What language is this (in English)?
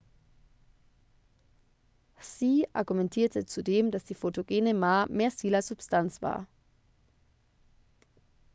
German